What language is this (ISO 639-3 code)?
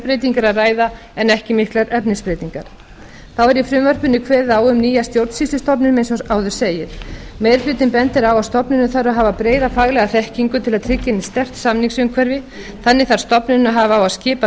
isl